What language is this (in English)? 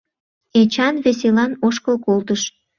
Mari